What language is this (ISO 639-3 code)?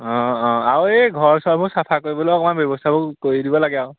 asm